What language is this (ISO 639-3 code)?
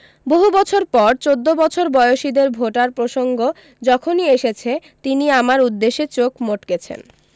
ben